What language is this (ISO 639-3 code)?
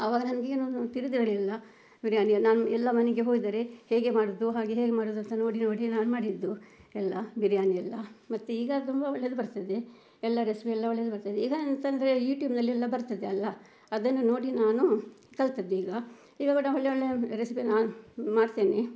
kan